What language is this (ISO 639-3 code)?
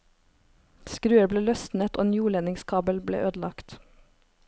nor